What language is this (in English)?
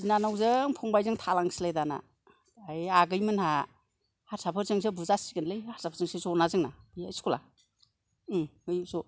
Bodo